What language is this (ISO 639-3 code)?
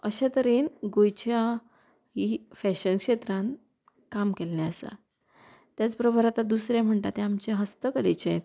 kok